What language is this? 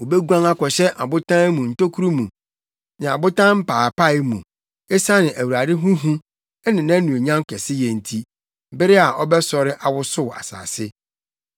Akan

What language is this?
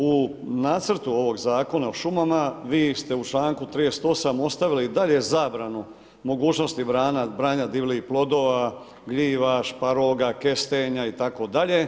Croatian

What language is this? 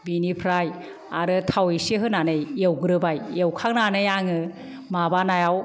Bodo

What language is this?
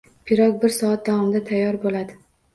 Uzbek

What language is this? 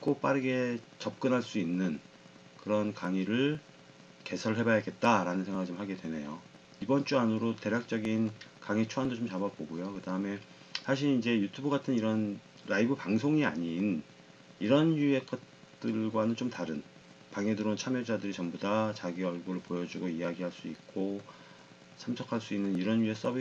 Korean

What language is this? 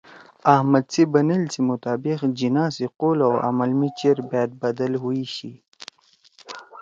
Torwali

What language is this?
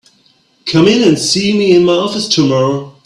English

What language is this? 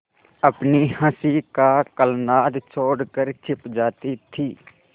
Hindi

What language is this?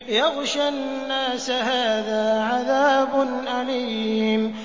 Arabic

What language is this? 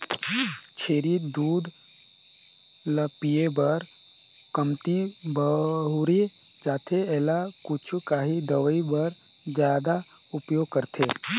Chhattisgarhi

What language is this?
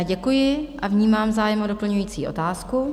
Czech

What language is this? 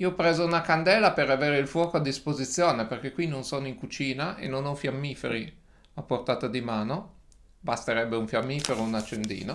Italian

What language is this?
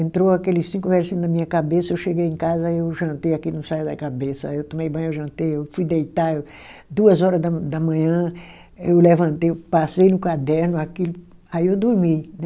Portuguese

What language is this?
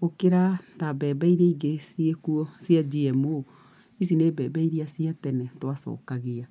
Kikuyu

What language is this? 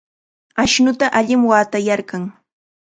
Chiquián Ancash Quechua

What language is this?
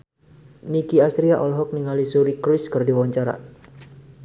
Sundanese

